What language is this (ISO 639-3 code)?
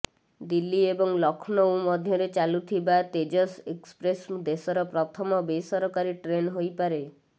ori